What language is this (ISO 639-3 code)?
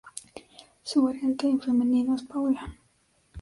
spa